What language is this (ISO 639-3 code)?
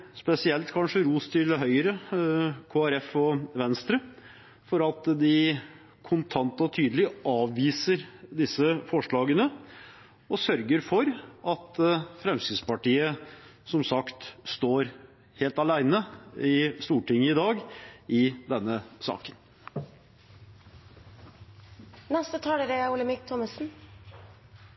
nob